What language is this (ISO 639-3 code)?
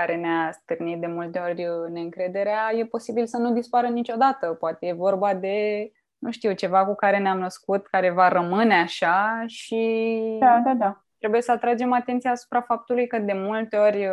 ron